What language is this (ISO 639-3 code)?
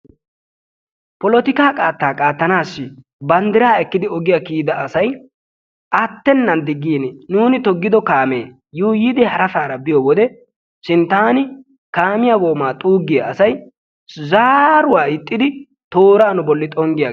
wal